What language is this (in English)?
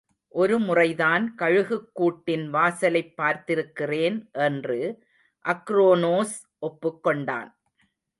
Tamil